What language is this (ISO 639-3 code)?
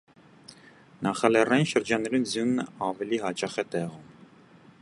hye